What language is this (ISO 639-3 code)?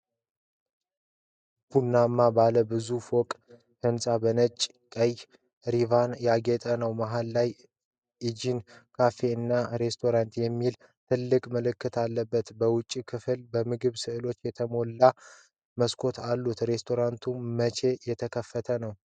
amh